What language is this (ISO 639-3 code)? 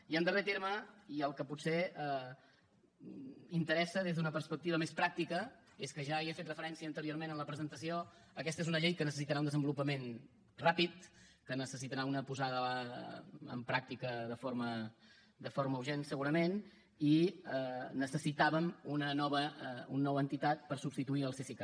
cat